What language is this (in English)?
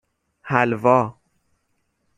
Persian